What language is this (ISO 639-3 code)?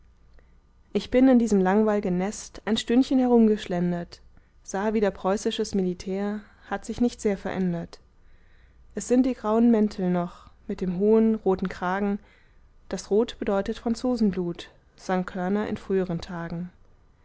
deu